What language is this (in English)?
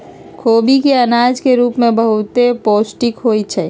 Magahi